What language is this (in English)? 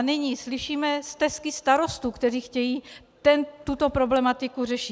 Czech